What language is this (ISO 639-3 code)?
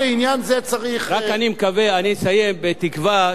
heb